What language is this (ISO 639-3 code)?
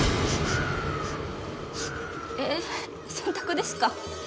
jpn